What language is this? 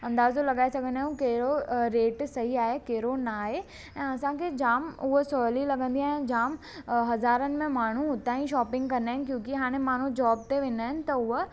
Sindhi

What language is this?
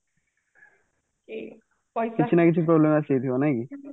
Odia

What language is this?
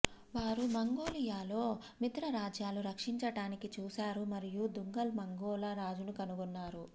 Telugu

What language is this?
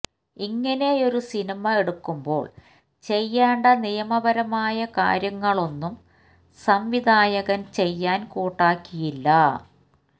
Malayalam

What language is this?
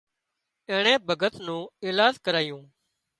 Wadiyara Koli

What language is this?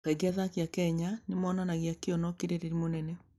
Kikuyu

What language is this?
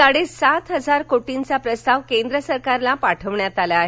Marathi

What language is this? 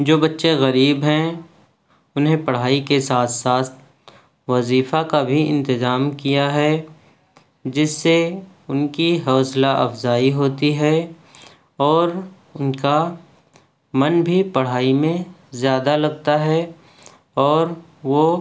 Urdu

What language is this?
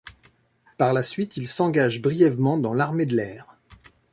French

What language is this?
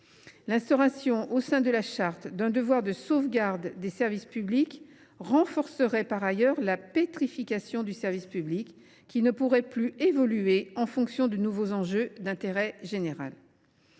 French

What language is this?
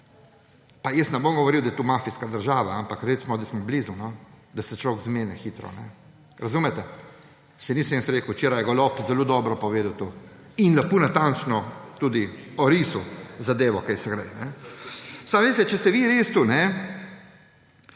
Slovenian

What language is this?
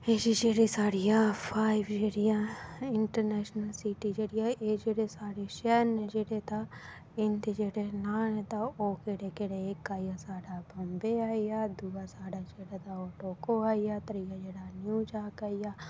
Dogri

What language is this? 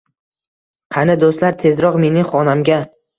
Uzbek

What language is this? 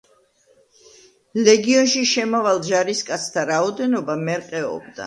Georgian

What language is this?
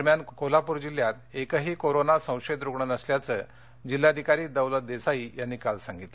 Marathi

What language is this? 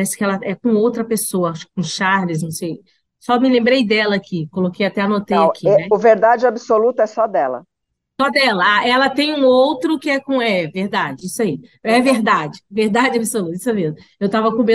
Portuguese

